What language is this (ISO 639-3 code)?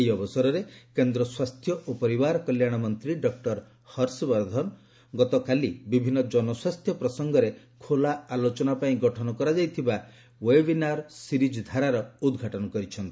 ori